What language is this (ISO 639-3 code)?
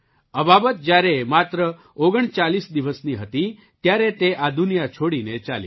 guj